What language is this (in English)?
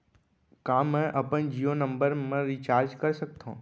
Chhattisgarhi